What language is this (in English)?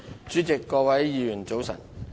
Cantonese